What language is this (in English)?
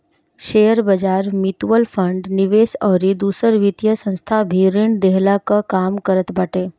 Bhojpuri